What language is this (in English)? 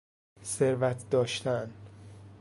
Persian